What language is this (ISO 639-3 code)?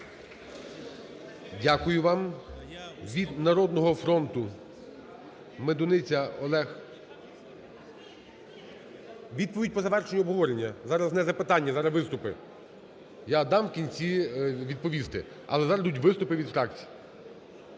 ukr